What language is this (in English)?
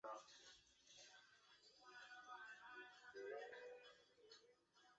Chinese